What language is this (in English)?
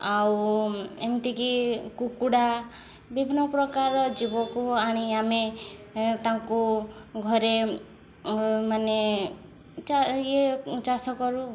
Odia